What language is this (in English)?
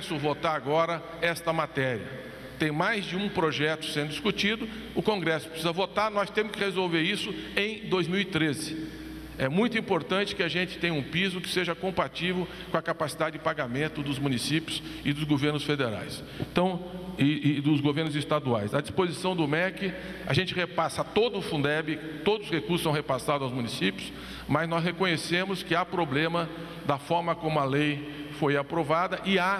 Portuguese